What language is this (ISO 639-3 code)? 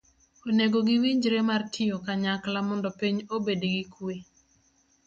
luo